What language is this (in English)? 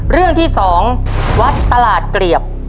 Thai